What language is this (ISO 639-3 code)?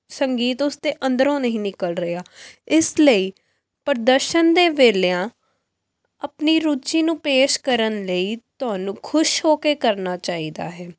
pan